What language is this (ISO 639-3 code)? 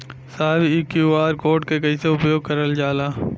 bho